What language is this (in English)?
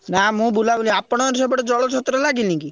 Odia